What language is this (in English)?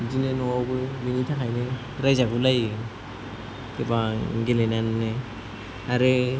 Bodo